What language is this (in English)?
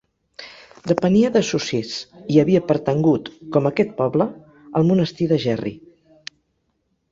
Catalan